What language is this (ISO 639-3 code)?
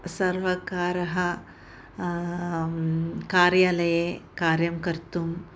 san